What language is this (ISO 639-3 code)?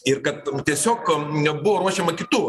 lit